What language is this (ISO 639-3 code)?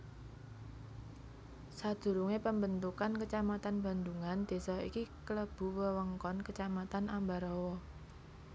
jav